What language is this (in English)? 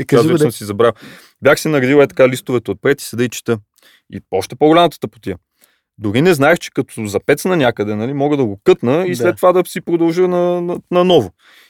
Bulgarian